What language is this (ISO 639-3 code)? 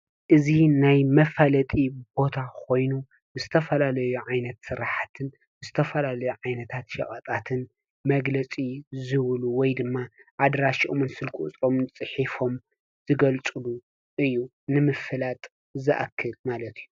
tir